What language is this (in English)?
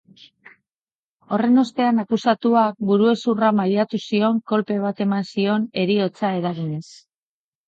Basque